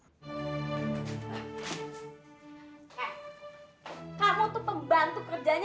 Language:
Indonesian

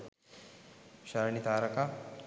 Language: Sinhala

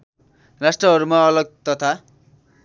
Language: Nepali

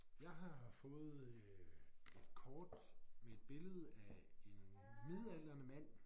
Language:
Danish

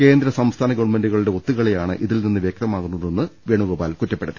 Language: Malayalam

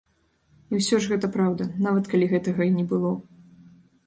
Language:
Belarusian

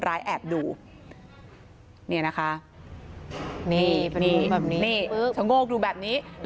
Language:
Thai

